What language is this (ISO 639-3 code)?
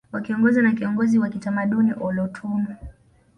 swa